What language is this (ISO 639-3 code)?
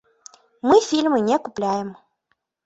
bel